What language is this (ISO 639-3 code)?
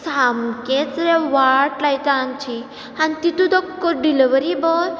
kok